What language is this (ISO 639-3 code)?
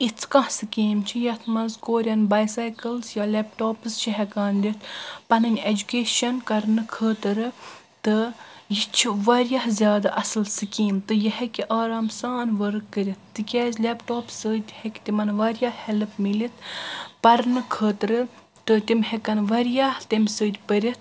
kas